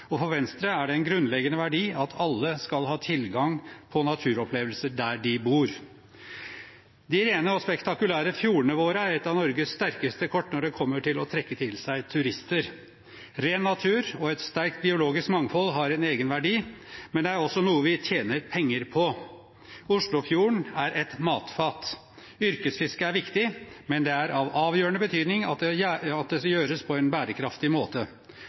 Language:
Norwegian Bokmål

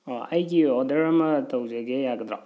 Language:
Manipuri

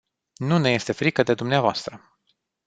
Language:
Romanian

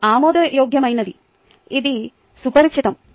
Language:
Telugu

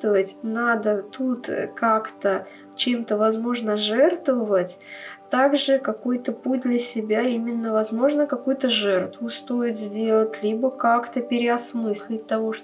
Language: Russian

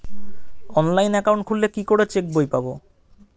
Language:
Bangla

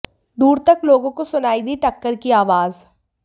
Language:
Hindi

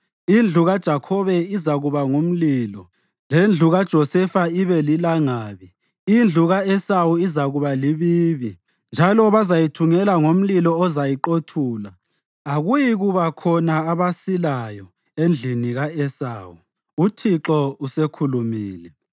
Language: North Ndebele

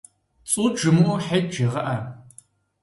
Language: Kabardian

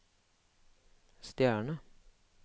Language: Norwegian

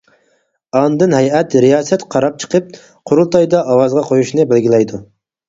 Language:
Uyghur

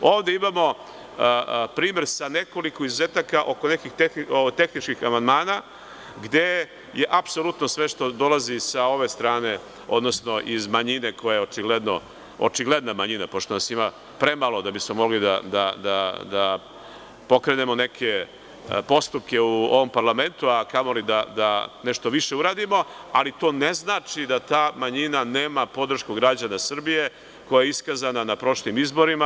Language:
Serbian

